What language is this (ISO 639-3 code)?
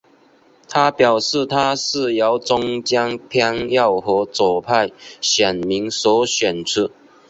zho